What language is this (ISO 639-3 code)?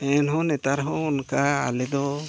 sat